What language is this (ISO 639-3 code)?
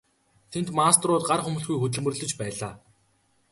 mon